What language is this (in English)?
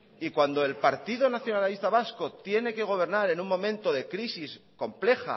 Spanish